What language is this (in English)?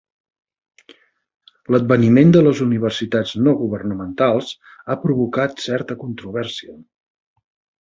Catalan